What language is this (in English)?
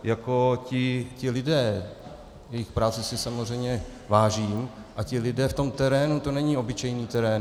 Czech